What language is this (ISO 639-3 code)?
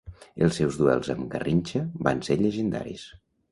cat